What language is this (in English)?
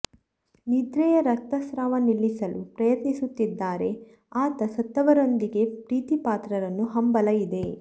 Kannada